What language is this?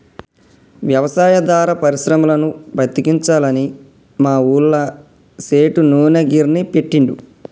Telugu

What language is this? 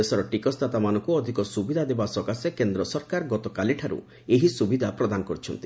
Odia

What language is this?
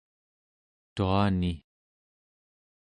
Central Yupik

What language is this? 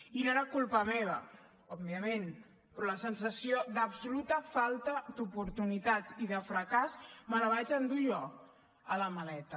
Catalan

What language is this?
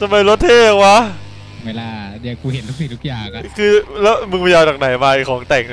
Thai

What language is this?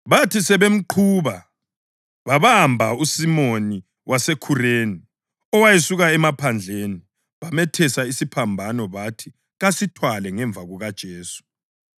North Ndebele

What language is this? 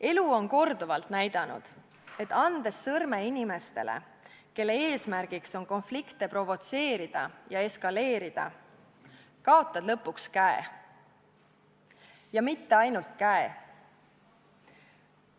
Estonian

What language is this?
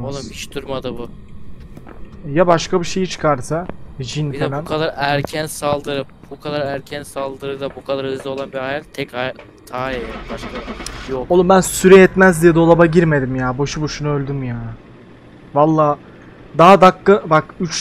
Turkish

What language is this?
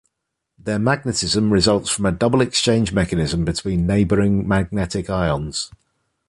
English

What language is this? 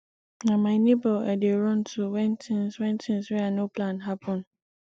Nigerian Pidgin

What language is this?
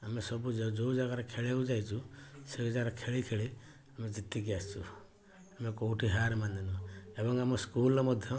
Odia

